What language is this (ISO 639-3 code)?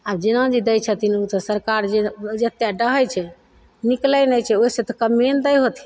mai